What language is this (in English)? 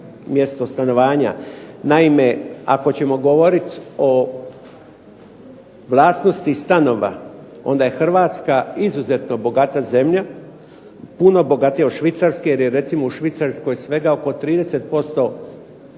Croatian